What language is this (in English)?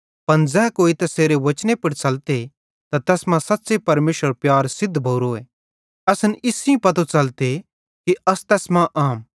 Bhadrawahi